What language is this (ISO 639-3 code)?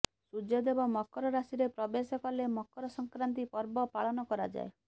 ori